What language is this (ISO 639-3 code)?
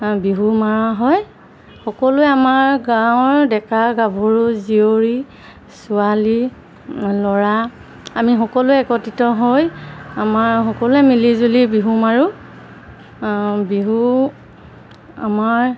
asm